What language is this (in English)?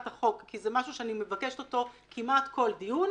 Hebrew